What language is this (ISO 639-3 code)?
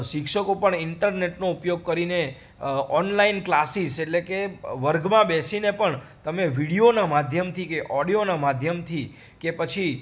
guj